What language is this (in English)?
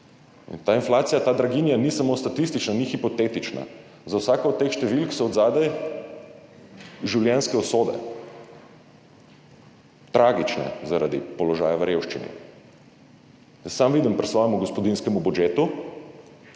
Slovenian